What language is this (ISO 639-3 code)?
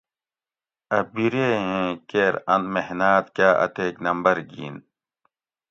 gwc